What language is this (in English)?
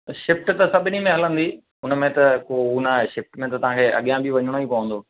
Sindhi